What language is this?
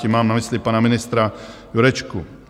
Czech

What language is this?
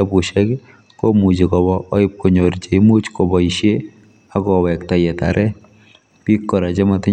Kalenjin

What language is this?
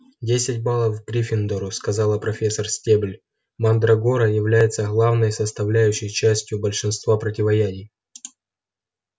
Russian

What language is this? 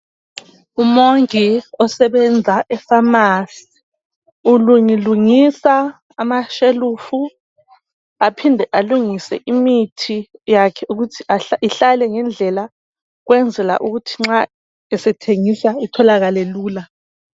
North Ndebele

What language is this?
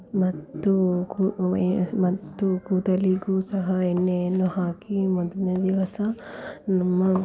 Kannada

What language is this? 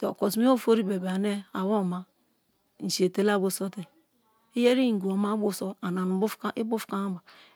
Kalabari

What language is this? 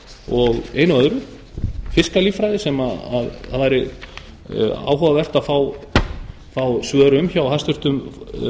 Icelandic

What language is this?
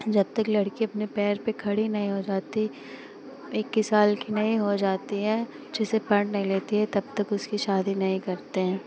Hindi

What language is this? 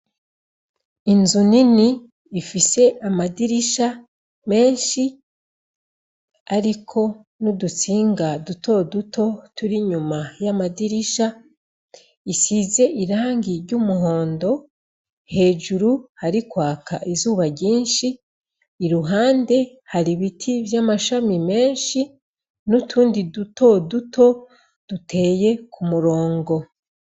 Rundi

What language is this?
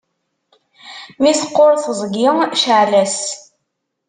Kabyle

